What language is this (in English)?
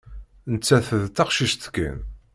Kabyle